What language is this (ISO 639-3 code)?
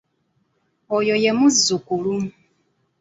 lug